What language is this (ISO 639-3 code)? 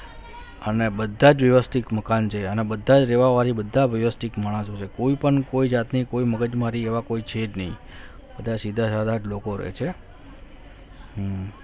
guj